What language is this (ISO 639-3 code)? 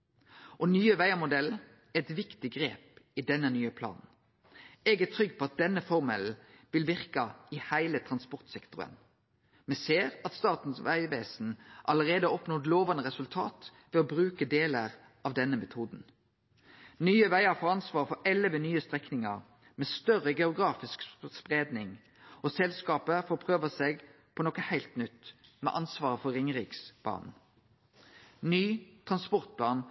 nno